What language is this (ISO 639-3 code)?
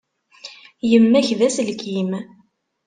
kab